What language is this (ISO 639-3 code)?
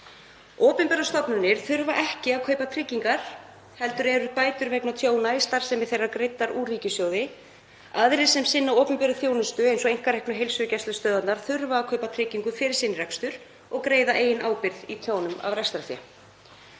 isl